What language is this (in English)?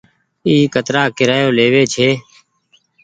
Goaria